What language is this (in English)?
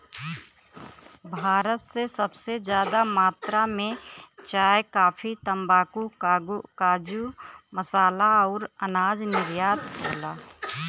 Bhojpuri